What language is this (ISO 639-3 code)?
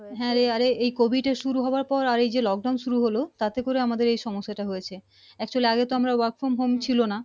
ben